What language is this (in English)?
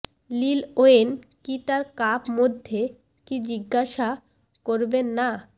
Bangla